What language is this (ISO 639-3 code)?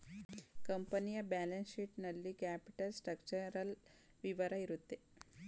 kan